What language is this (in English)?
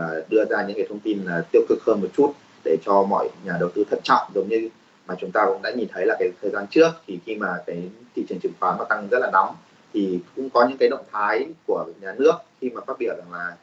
Vietnamese